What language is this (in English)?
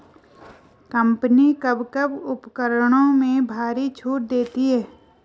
Hindi